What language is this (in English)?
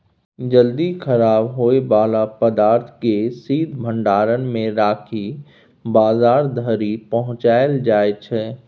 Maithili